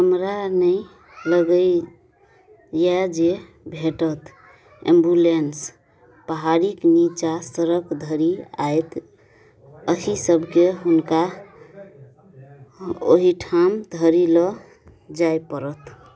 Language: Maithili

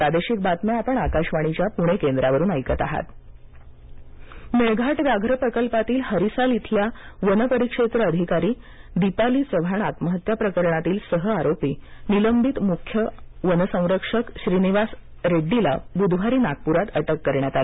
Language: Marathi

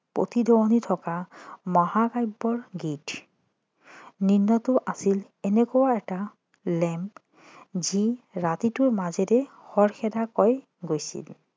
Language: Assamese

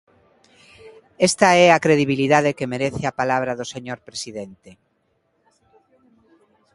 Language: Galician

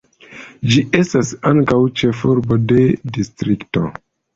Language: Esperanto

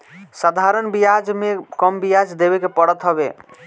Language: Bhojpuri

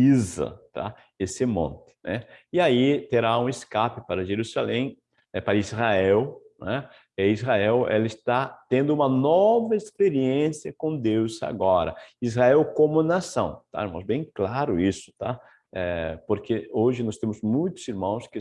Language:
Portuguese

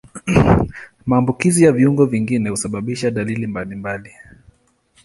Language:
Swahili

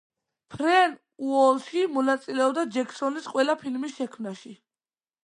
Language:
Georgian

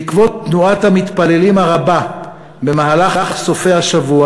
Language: Hebrew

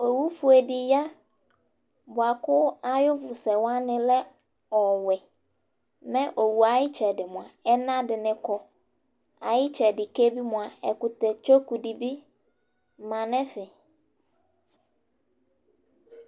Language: Ikposo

